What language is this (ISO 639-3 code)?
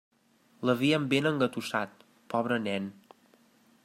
cat